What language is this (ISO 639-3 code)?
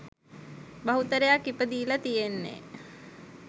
sin